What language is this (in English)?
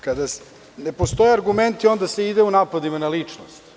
Serbian